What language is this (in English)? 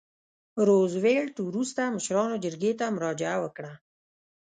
Pashto